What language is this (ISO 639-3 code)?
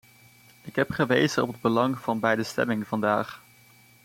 nld